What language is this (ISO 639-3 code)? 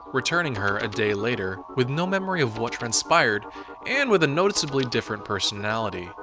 eng